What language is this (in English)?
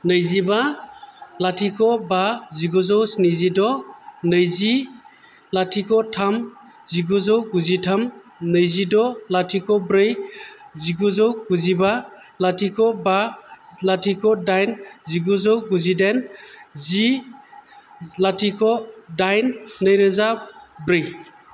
Bodo